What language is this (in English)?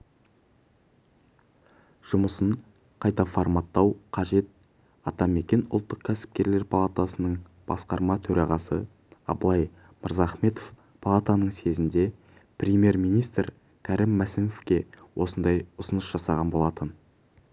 Kazakh